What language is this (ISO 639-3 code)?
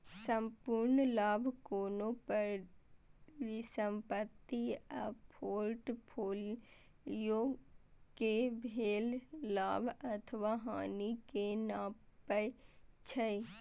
mai